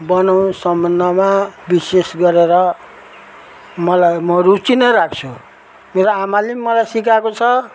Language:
Nepali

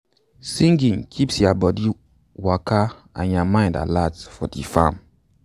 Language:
Nigerian Pidgin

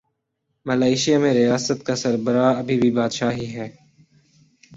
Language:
Urdu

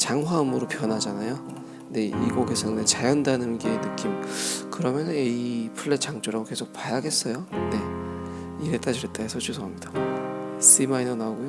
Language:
Korean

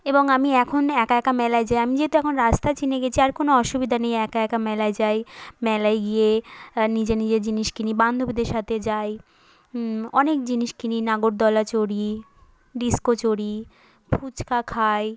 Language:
Bangla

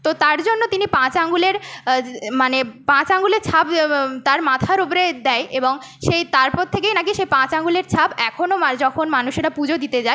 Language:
Bangla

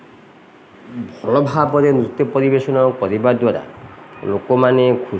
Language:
Odia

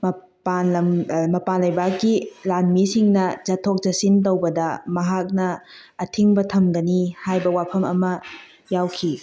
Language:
Manipuri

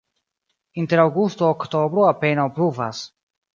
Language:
Esperanto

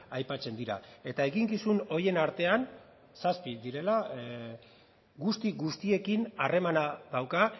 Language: Basque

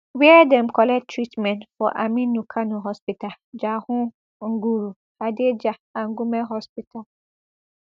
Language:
Nigerian Pidgin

